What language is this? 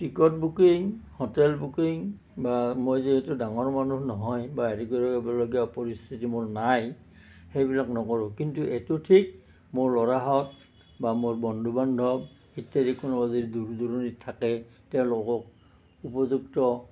Assamese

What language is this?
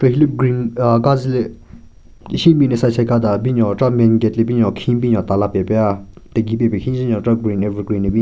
Southern Rengma Naga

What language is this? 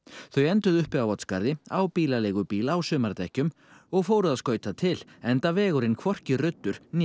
Icelandic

